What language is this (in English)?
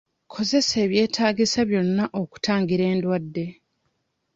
Ganda